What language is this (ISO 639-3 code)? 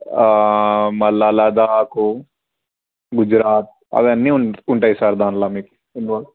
tel